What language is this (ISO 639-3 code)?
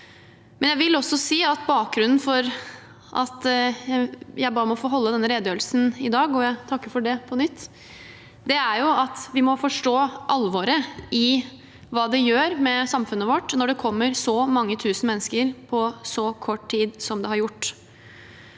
nor